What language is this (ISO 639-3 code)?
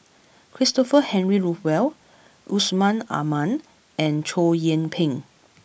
eng